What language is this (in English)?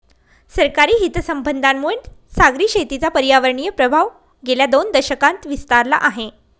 Marathi